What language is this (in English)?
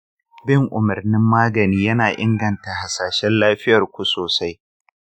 Hausa